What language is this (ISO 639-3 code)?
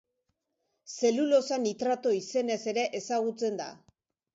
eus